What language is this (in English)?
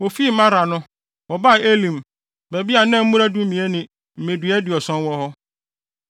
Akan